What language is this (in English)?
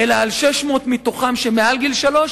Hebrew